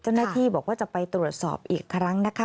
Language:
Thai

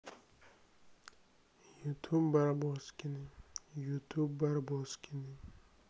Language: Russian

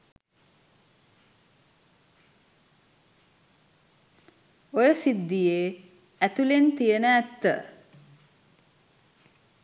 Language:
Sinhala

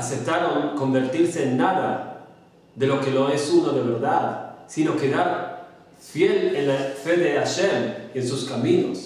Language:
Spanish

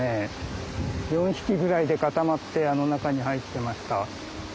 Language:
Japanese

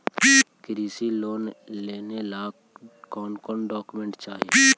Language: Magahi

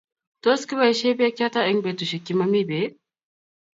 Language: Kalenjin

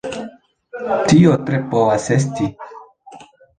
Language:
Esperanto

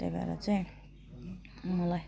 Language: Nepali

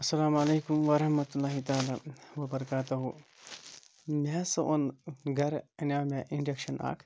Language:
Kashmiri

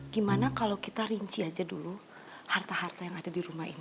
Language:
Indonesian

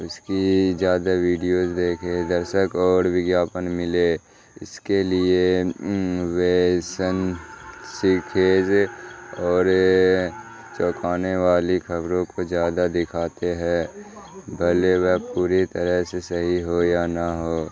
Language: Urdu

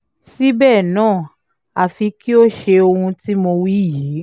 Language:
Yoruba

